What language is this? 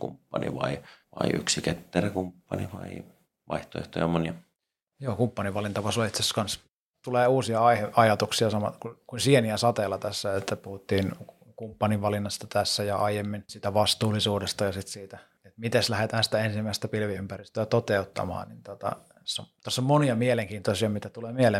Finnish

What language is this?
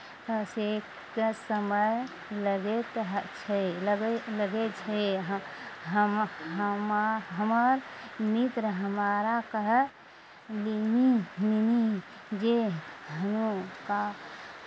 Maithili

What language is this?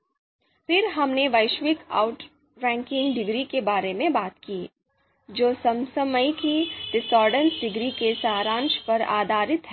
Hindi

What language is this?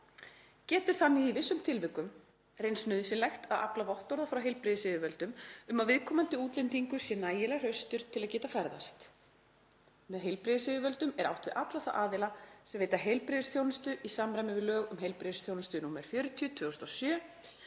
Icelandic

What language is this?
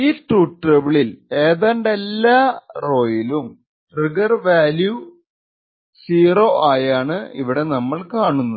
Malayalam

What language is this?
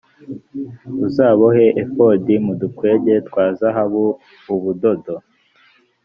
Kinyarwanda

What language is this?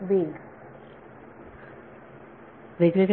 Marathi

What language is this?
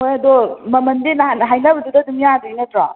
Manipuri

